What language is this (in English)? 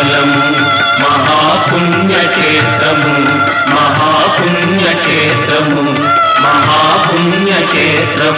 Telugu